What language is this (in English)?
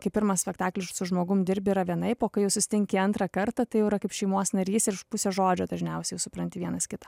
Lithuanian